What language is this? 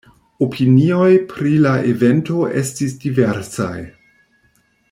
Esperanto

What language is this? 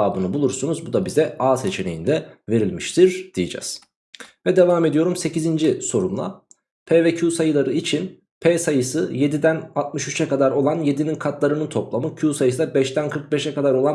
Turkish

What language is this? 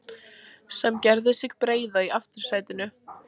Icelandic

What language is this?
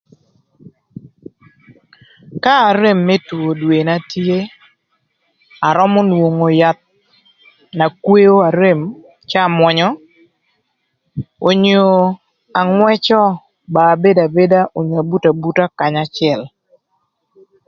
Thur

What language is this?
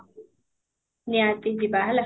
Odia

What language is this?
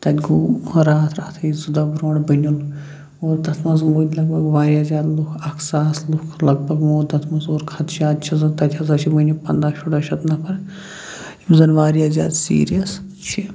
Kashmiri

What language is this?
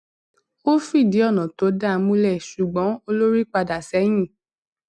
Yoruba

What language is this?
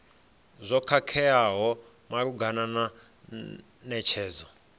Venda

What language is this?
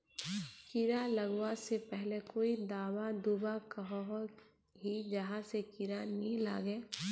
Magahi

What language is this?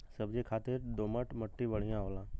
Bhojpuri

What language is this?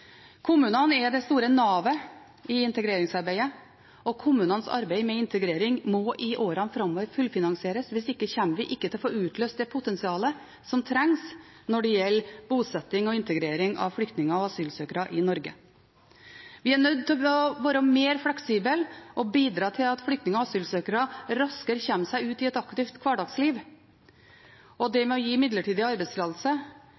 Norwegian Bokmål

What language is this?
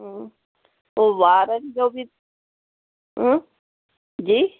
Sindhi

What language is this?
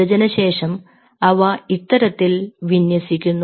Malayalam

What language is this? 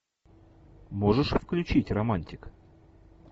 Russian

